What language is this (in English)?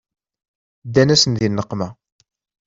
Kabyle